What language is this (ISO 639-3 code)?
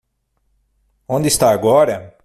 por